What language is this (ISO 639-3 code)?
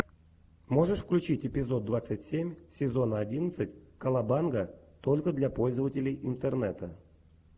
rus